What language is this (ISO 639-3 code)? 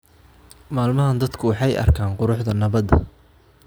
som